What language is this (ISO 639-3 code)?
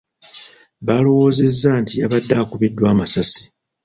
lug